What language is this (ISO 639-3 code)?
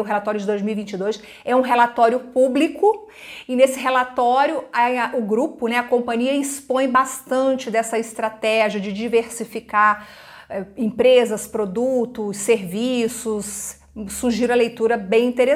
por